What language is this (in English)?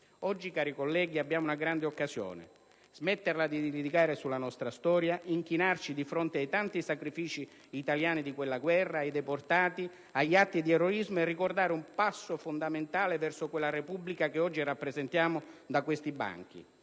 Italian